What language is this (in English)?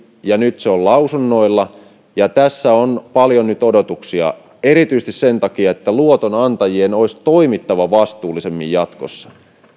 Finnish